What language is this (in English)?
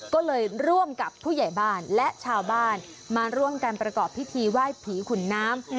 Thai